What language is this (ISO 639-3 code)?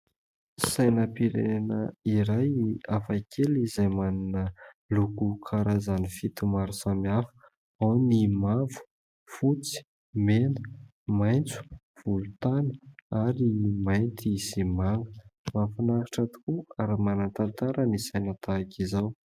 mlg